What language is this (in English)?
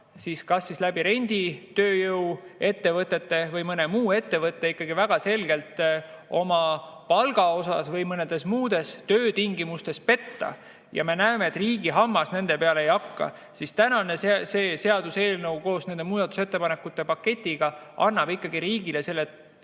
Estonian